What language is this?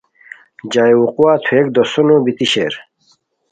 Khowar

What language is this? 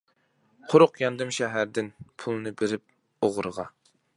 Uyghur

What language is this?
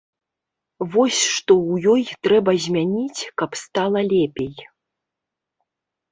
Belarusian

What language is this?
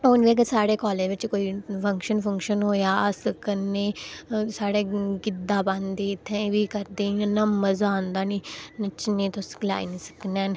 Dogri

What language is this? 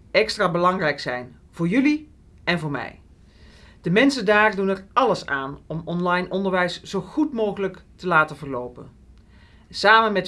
Dutch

